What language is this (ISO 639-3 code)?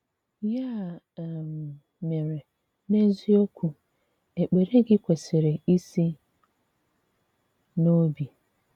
ibo